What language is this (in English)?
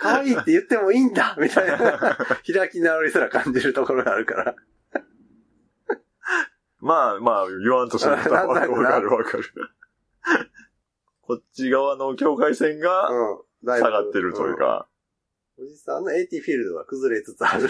Japanese